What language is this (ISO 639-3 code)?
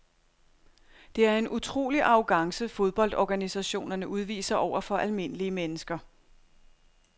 dan